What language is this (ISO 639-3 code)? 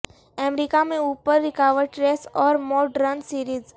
urd